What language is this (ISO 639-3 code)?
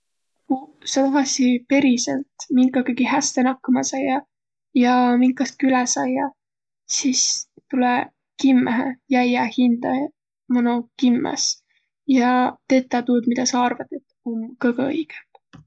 vro